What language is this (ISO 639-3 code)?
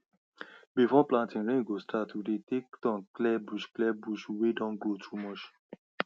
pcm